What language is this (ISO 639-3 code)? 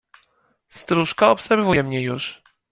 pol